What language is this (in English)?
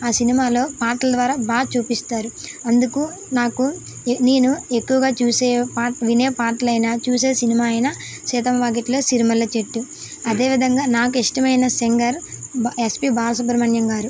Telugu